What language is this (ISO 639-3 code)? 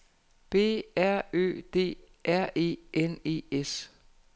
dan